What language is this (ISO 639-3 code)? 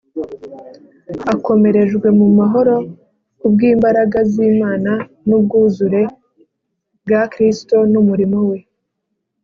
kin